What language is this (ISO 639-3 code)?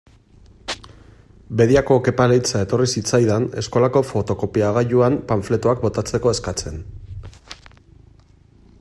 eus